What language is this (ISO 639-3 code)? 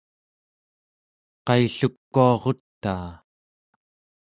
esu